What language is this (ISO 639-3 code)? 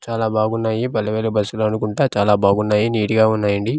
tel